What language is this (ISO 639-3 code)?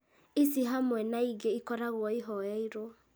kik